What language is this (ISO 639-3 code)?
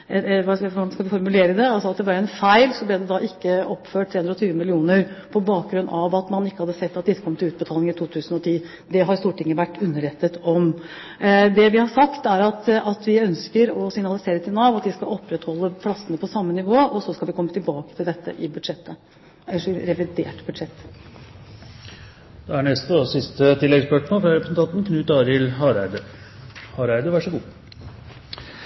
nor